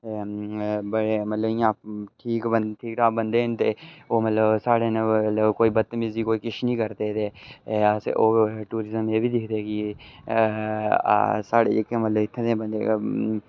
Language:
Dogri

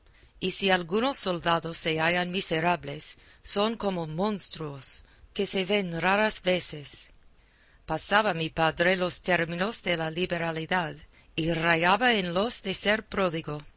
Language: Spanish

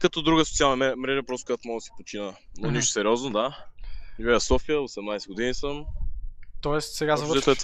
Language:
Bulgarian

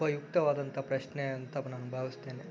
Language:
Kannada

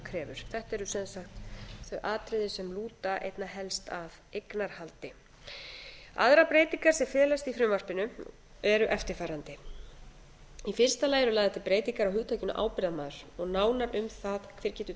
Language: Icelandic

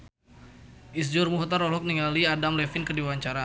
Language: Sundanese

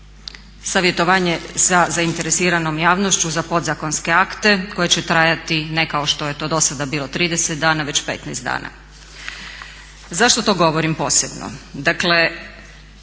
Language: Croatian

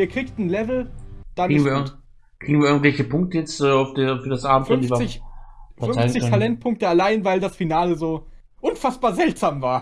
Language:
German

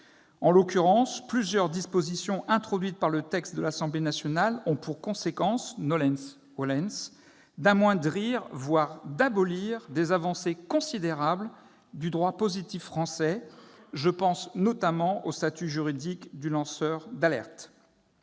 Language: French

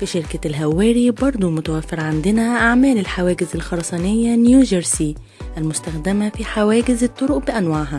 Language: Arabic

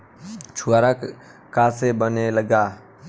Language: Bhojpuri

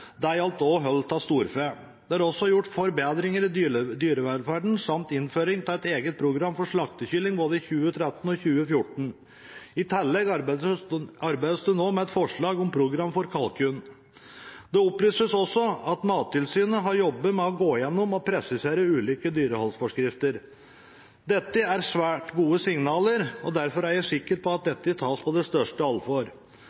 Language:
Norwegian Bokmål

